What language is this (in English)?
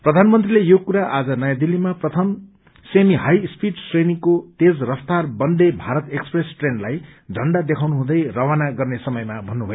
Nepali